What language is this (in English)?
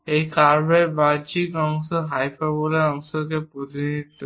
Bangla